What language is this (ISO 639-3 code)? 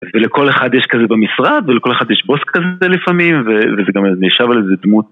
heb